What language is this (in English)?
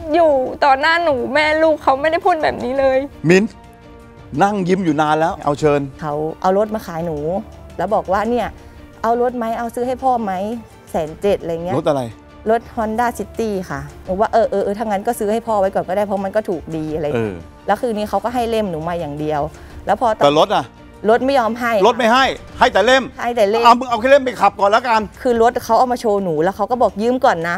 Thai